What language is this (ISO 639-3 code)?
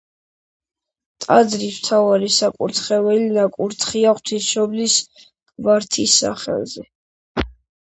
kat